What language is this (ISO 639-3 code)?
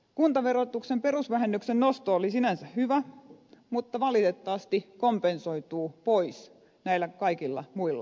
fin